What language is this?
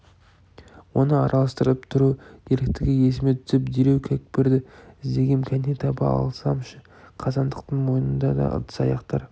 Kazakh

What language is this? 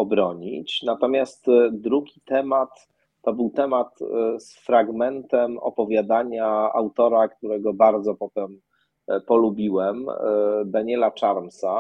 Polish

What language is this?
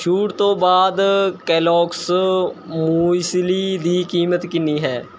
Punjabi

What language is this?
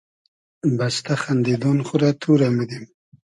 Hazaragi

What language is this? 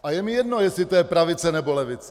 Czech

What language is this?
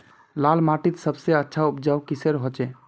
Magahi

